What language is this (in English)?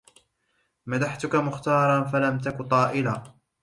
Arabic